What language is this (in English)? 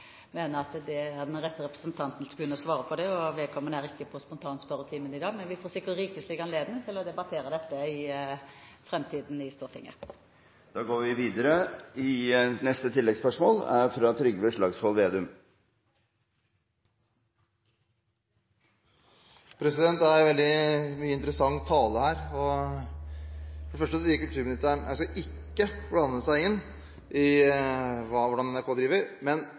Norwegian